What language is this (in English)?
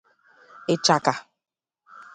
Igbo